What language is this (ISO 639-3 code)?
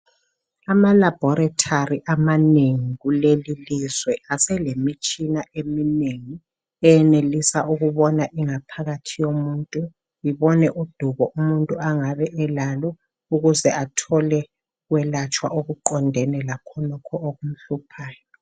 nde